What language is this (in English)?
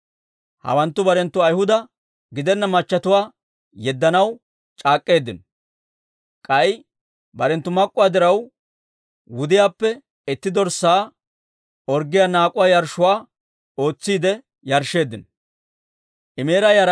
Dawro